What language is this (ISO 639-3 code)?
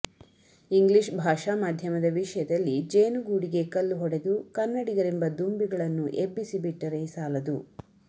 kan